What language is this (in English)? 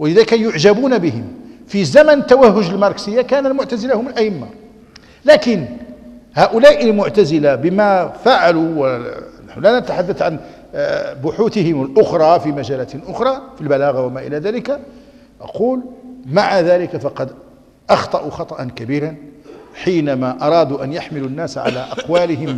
Arabic